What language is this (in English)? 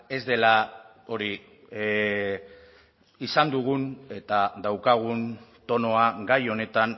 Basque